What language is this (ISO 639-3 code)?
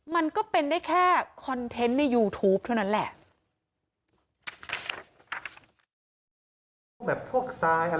tha